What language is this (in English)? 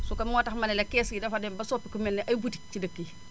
Wolof